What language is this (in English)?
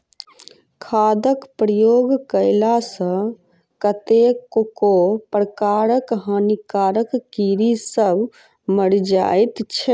Maithili